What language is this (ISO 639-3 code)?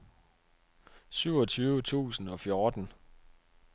dan